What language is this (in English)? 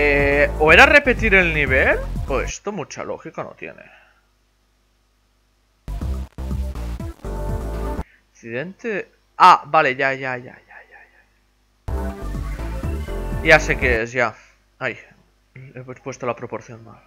Spanish